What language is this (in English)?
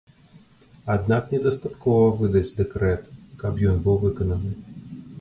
Belarusian